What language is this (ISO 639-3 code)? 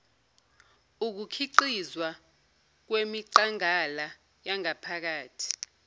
zul